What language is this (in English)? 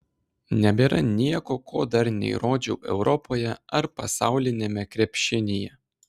Lithuanian